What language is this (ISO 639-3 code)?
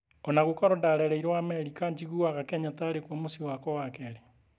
kik